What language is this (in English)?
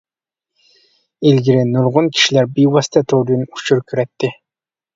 Uyghur